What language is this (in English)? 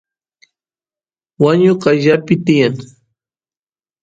Santiago del Estero Quichua